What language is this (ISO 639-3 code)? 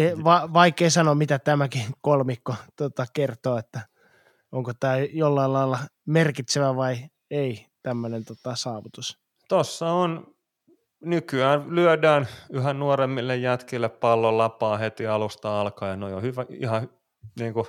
fin